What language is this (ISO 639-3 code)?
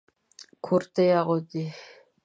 pus